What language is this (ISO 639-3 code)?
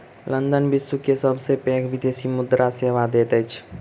mai